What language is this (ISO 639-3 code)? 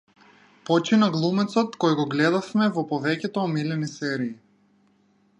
mkd